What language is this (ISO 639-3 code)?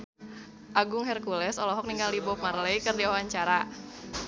sun